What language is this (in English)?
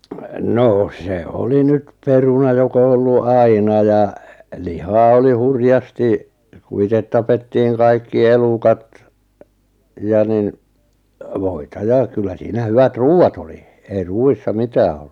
Finnish